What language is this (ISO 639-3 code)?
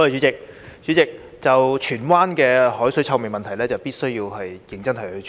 yue